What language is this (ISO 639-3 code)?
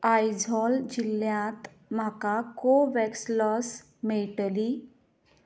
kok